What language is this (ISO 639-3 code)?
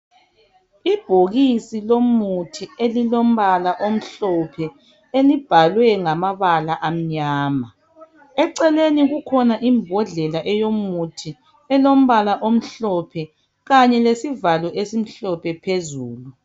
nde